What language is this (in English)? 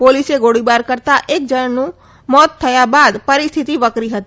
Gujarati